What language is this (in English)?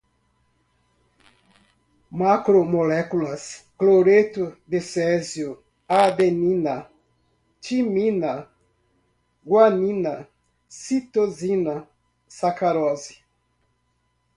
Portuguese